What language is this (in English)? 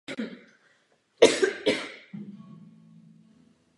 Czech